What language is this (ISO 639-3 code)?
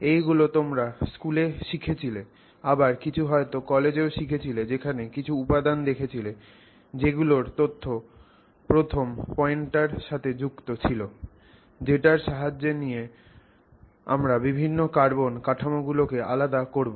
ben